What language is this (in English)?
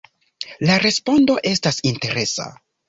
Esperanto